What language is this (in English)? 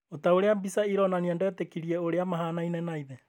Kikuyu